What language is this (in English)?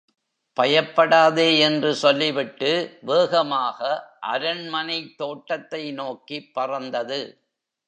Tamil